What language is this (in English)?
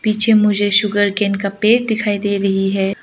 Hindi